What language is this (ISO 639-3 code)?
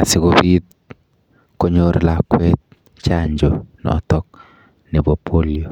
kln